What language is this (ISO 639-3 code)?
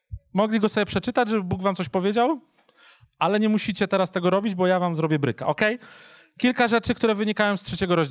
pol